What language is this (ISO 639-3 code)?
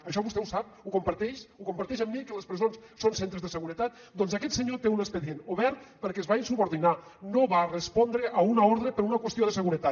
cat